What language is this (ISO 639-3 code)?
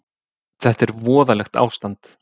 isl